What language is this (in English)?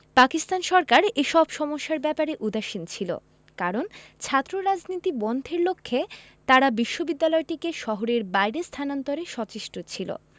Bangla